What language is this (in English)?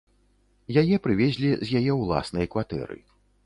Belarusian